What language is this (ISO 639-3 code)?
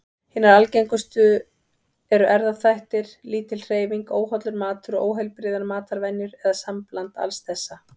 isl